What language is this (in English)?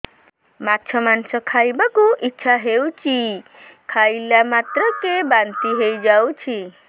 Odia